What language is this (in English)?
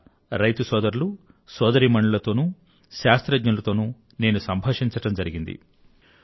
Telugu